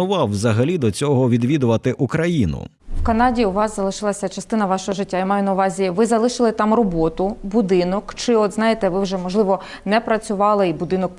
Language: Ukrainian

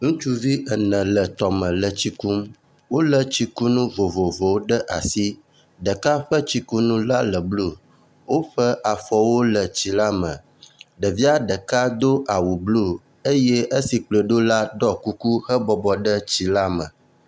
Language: Ewe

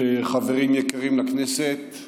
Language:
Hebrew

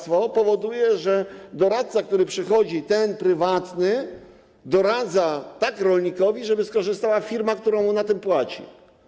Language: Polish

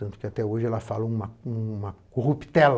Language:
Portuguese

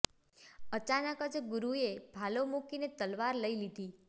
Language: Gujarati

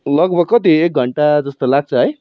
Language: Nepali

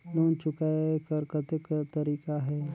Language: Chhattisgarhi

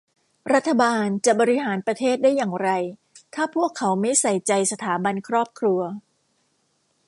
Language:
Thai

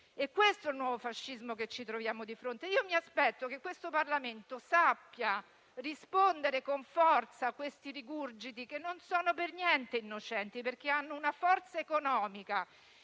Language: Italian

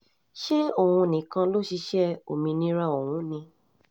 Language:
Yoruba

